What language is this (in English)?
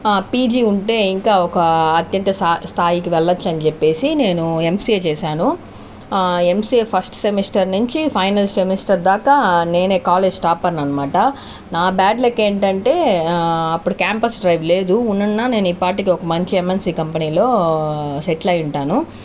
Telugu